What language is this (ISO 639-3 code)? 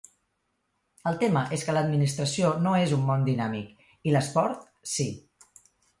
cat